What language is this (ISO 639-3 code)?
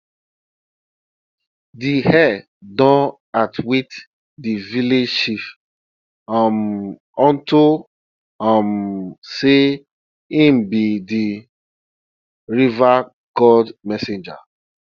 pcm